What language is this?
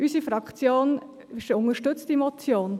Swiss German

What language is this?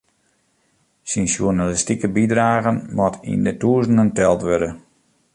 Western Frisian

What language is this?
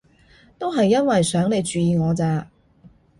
Cantonese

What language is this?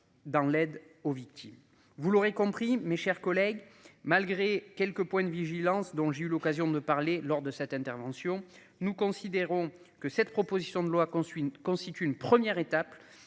French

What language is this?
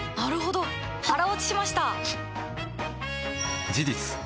Japanese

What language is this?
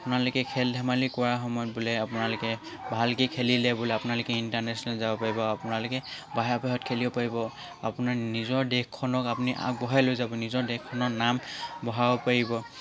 Assamese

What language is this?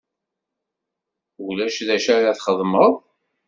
Kabyle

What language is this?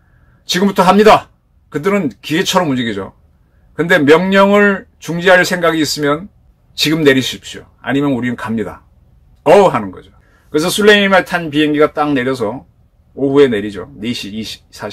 Korean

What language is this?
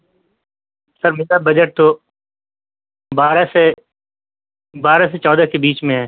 Urdu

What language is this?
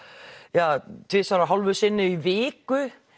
Icelandic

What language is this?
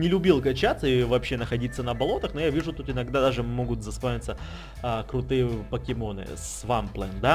Russian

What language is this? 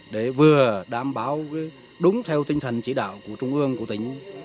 Vietnamese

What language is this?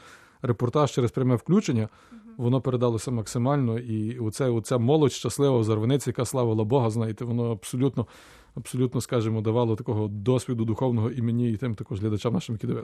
Ukrainian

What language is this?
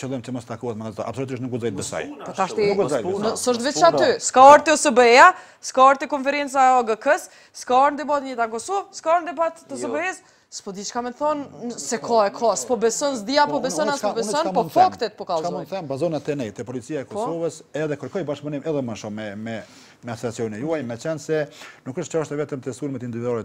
Romanian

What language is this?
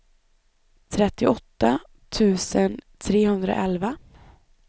Swedish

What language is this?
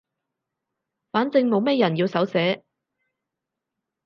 Cantonese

